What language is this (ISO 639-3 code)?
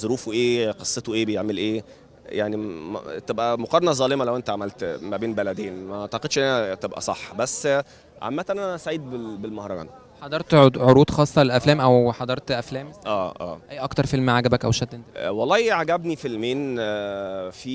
ara